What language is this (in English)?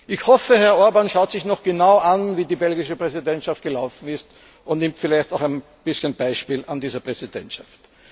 German